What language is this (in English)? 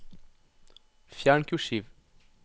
Norwegian